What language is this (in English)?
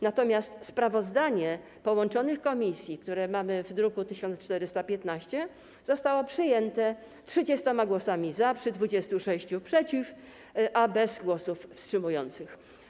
Polish